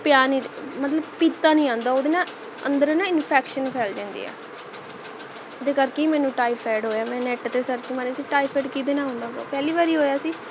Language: Punjabi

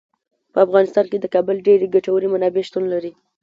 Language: Pashto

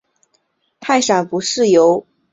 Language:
Chinese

